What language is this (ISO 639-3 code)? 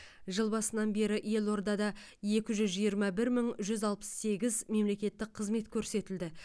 kaz